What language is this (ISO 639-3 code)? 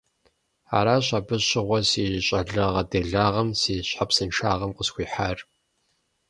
kbd